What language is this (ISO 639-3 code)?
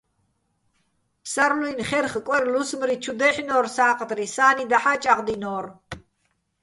bbl